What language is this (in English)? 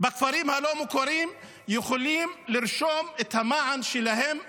Hebrew